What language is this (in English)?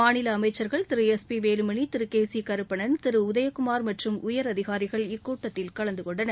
Tamil